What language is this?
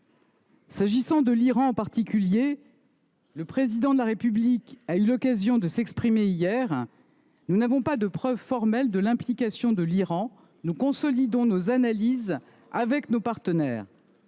French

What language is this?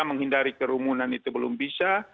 Indonesian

